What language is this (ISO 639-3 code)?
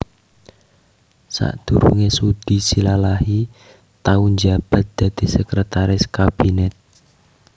jav